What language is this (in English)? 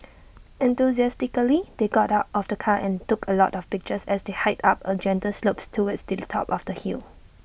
English